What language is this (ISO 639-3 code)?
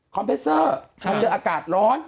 tha